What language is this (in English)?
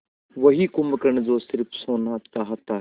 Hindi